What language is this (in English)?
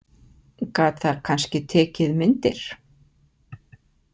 Icelandic